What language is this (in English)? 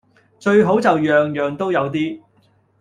Cantonese